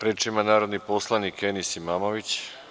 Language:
Serbian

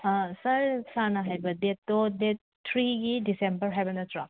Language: Manipuri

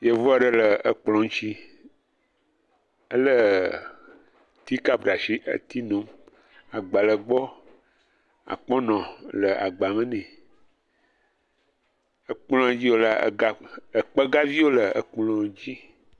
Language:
Ewe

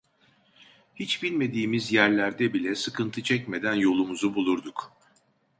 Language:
Turkish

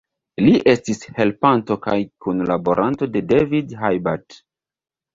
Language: Esperanto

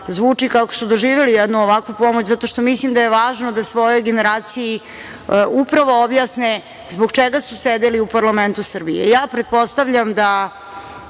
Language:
Serbian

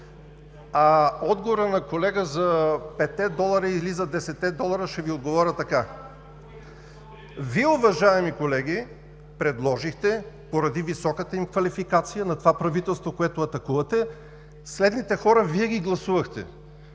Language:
Bulgarian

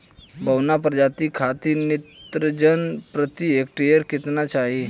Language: Bhojpuri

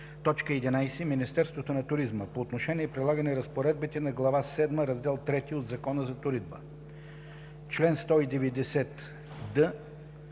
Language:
Bulgarian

